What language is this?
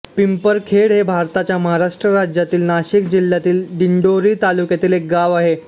Marathi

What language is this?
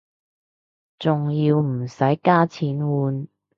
Cantonese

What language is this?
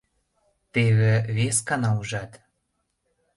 Mari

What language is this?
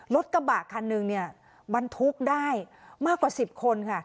Thai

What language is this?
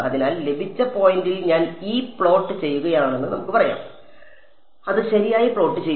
Malayalam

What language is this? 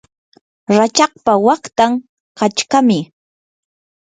Yanahuanca Pasco Quechua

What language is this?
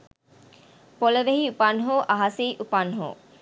Sinhala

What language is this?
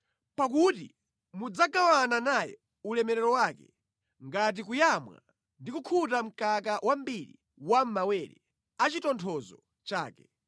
Nyanja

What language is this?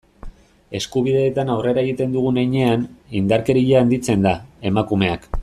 Basque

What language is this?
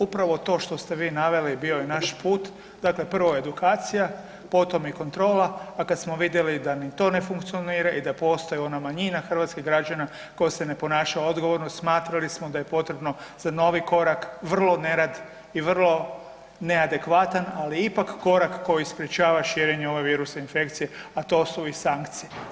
Croatian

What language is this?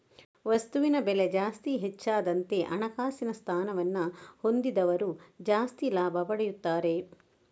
Kannada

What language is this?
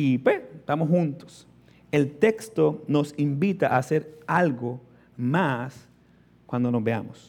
Spanish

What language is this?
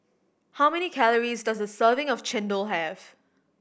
English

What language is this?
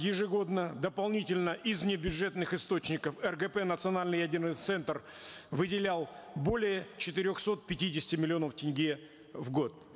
Kazakh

